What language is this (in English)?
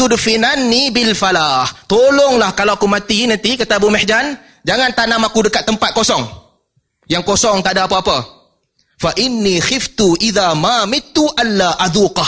Malay